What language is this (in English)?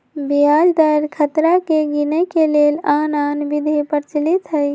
Magahi